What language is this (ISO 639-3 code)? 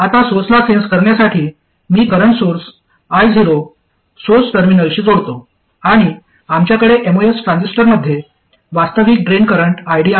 mar